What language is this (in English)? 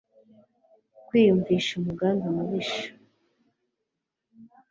Kinyarwanda